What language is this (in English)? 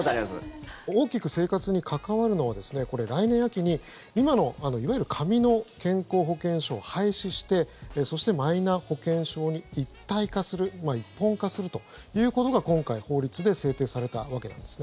Japanese